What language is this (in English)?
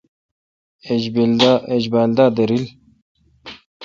Kalkoti